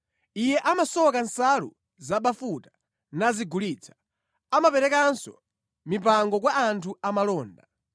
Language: Nyanja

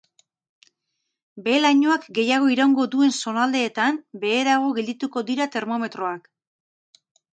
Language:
Basque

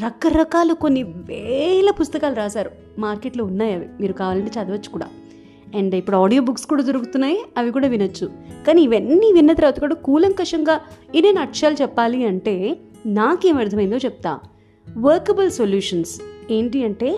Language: Telugu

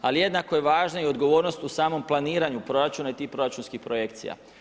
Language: Croatian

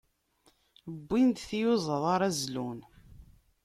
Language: Kabyle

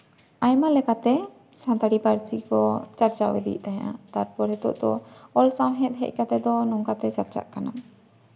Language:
Santali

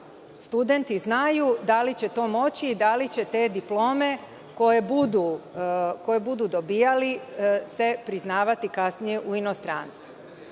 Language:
Serbian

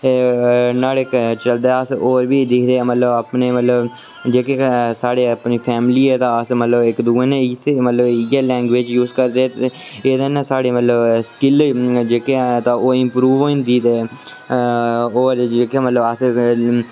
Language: Dogri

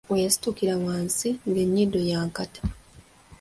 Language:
Ganda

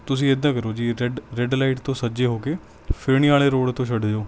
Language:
Punjabi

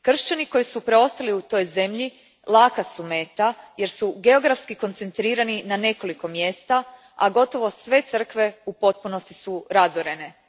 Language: Croatian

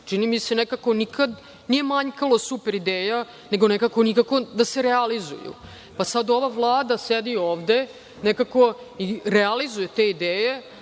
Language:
Serbian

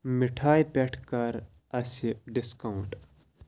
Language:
Kashmiri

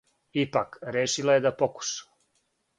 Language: Serbian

